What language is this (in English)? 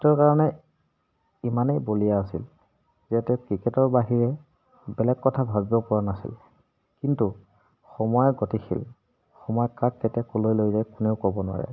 Assamese